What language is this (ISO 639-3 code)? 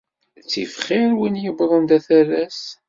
kab